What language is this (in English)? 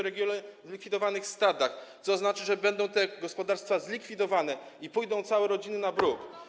Polish